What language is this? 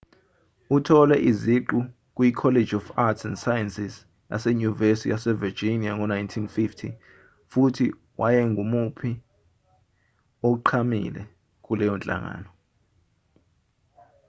Zulu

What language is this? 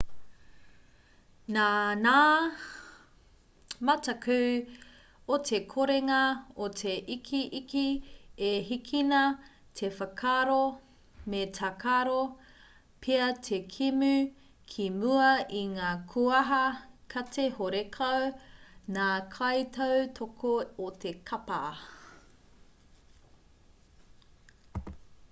Māori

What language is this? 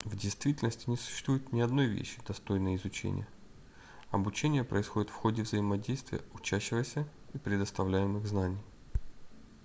Russian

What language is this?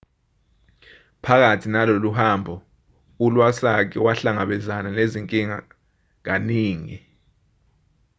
Zulu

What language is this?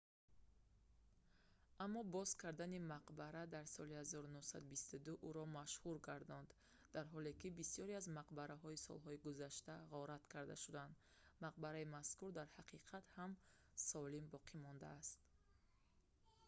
Tajik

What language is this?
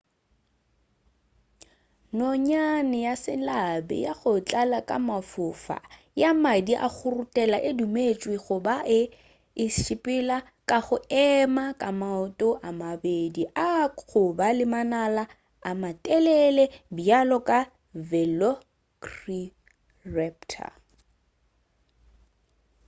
Northern Sotho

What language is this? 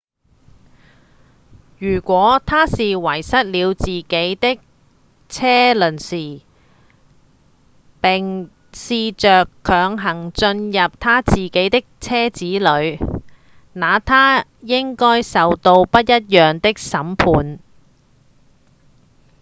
Cantonese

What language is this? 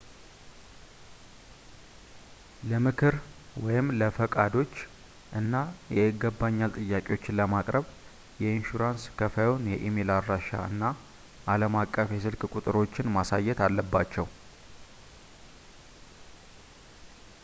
Amharic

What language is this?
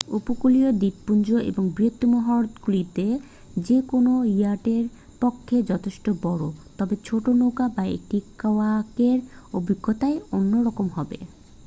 Bangla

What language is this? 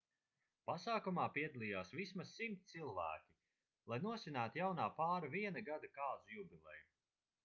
Latvian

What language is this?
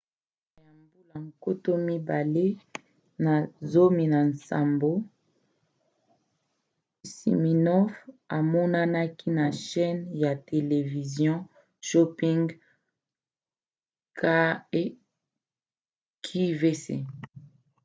Lingala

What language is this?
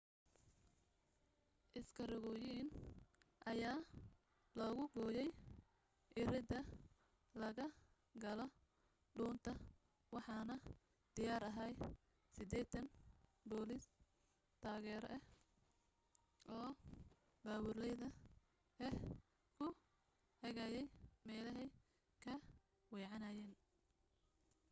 Somali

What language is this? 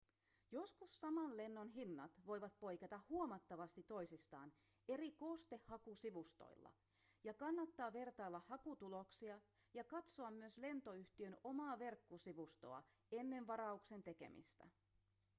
Finnish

